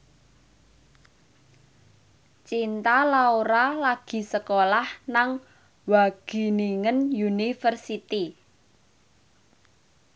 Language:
Javanese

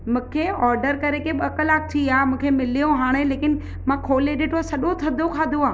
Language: Sindhi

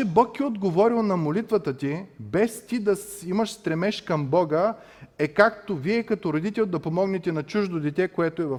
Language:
Bulgarian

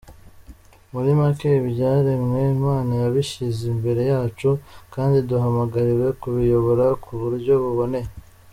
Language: Kinyarwanda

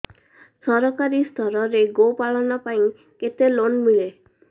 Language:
Odia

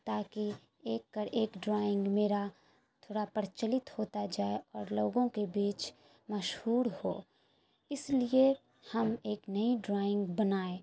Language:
Urdu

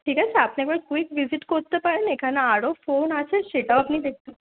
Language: Bangla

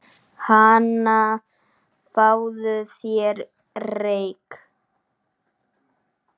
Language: Icelandic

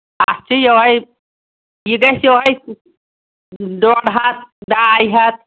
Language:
Kashmiri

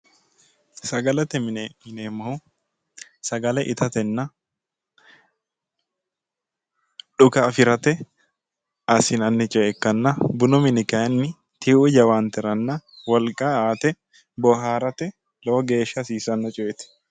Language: Sidamo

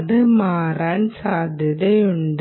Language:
Malayalam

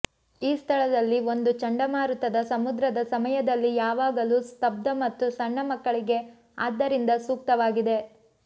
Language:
Kannada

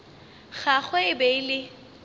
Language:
Northern Sotho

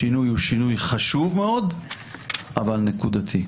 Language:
Hebrew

